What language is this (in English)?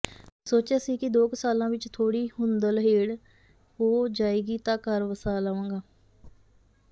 Punjabi